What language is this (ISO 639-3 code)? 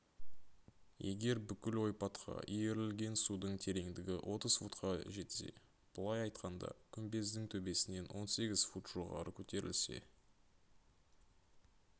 kaz